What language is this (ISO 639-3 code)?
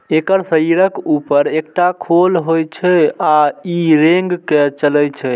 mai